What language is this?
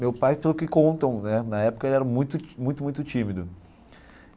Portuguese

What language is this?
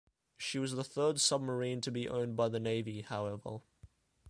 English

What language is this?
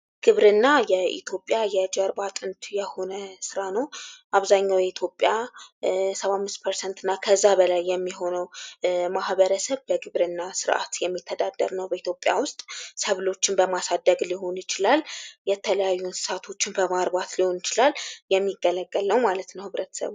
Amharic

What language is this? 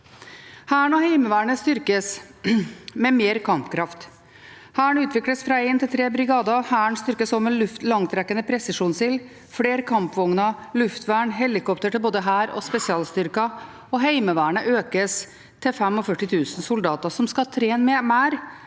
Norwegian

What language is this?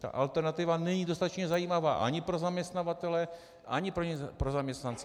Czech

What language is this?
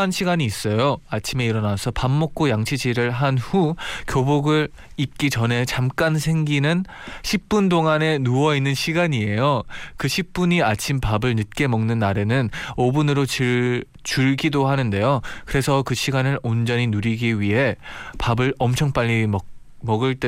Korean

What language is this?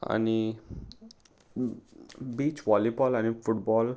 Konkani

